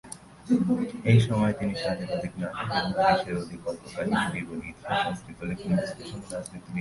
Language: Bangla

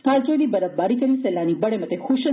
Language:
Dogri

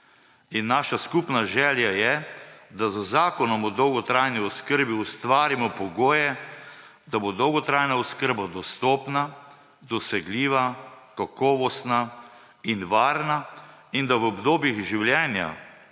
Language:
Slovenian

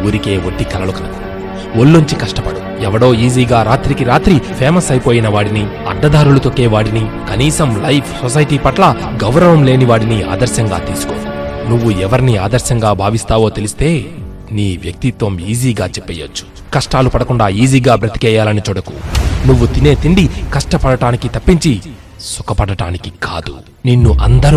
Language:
Telugu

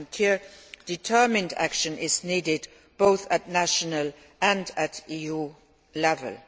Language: English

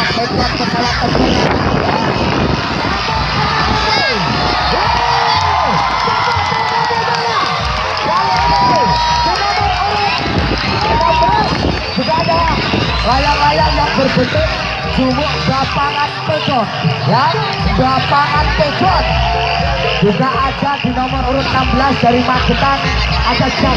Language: Indonesian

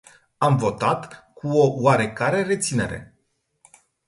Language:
Romanian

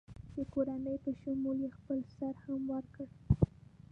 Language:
Pashto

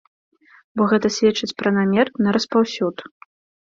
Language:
Belarusian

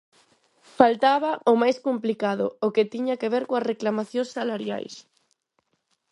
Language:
Galician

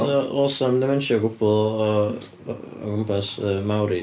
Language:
Welsh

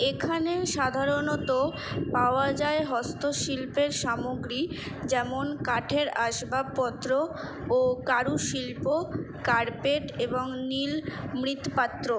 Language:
Bangla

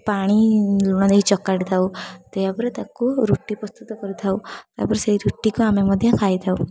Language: Odia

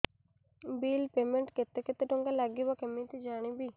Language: Odia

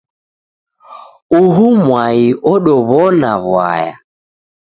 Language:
Taita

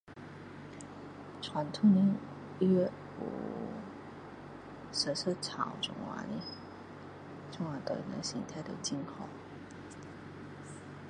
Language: Min Dong Chinese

